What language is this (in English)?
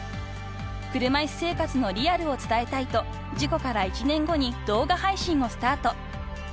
Japanese